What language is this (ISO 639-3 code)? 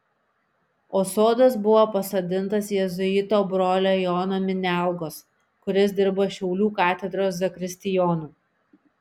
lit